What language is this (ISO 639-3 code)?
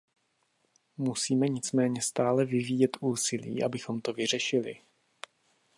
ces